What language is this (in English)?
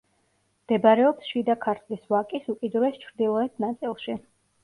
Georgian